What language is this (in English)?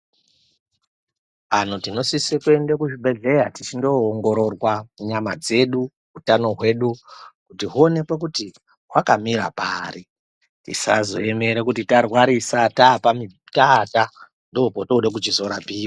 Ndau